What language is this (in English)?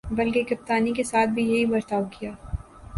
Urdu